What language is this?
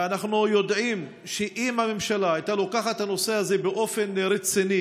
Hebrew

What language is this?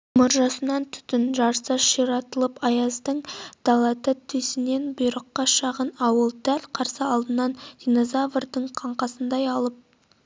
Kazakh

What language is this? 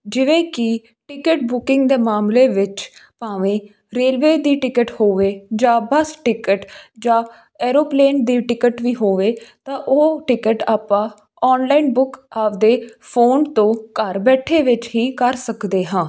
Punjabi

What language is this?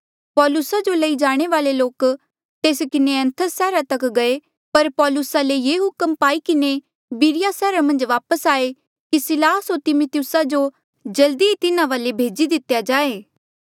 Mandeali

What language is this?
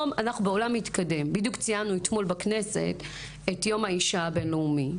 Hebrew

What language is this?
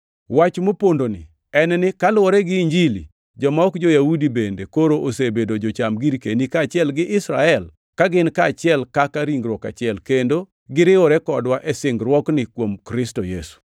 Luo (Kenya and Tanzania)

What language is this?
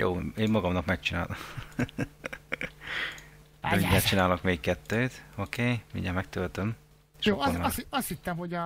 Hungarian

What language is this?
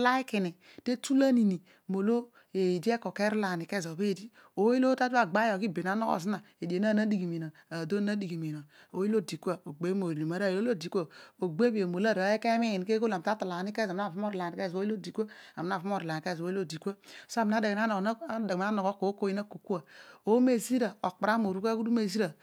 Odual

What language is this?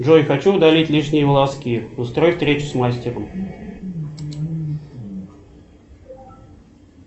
Russian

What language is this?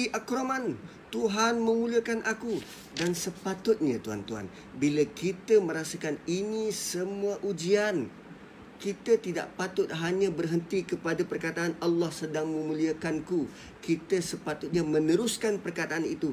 Malay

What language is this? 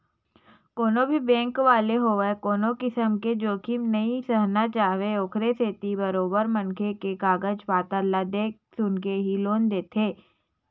Chhattisgarhi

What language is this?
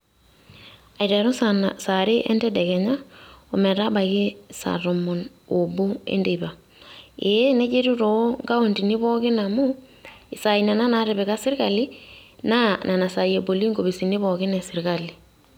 Masai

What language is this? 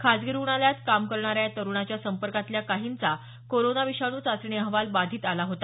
Marathi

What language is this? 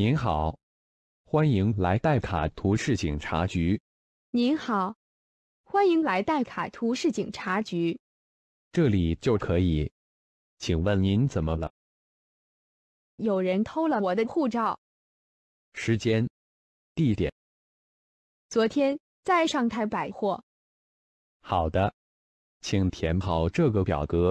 Thai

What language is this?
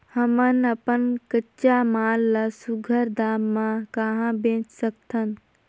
Chhattisgarhi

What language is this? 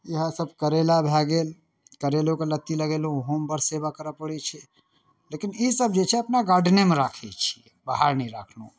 Maithili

